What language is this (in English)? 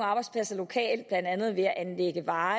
Danish